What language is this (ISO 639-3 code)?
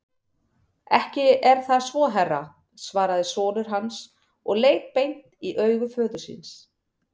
isl